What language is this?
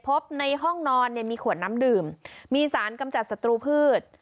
Thai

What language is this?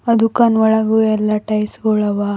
Kannada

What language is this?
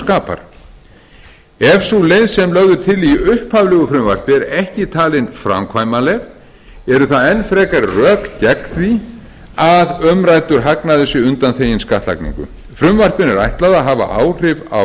Icelandic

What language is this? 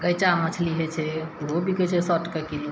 Maithili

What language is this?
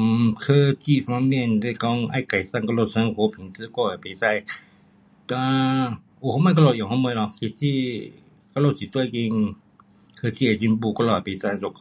Pu-Xian Chinese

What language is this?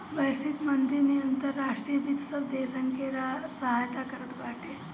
Bhojpuri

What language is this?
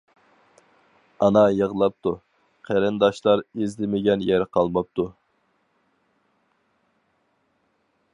Uyghur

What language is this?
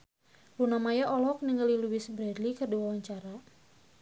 Sundanese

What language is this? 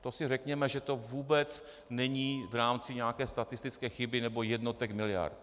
Czech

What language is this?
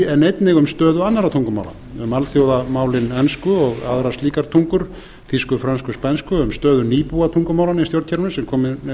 Icelandic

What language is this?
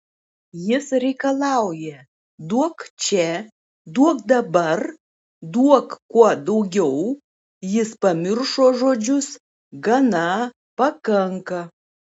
Lithuanian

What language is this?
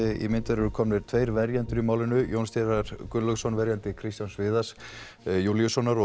Icelandic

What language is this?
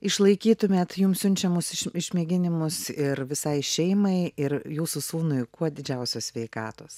Lithuanian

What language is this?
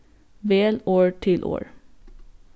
Faroese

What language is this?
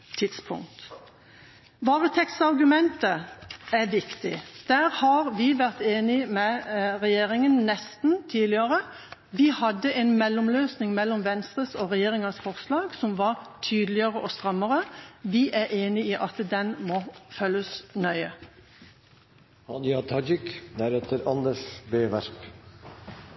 Norwegian Bokmål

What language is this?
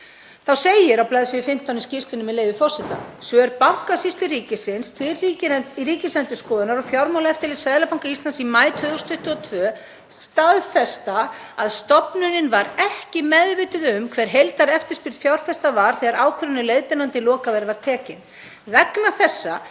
Icelandic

